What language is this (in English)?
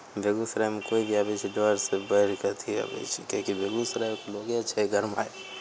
Maithili